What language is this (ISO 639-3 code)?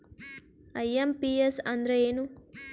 kan